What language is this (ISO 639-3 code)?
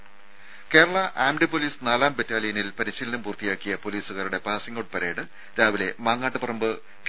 mal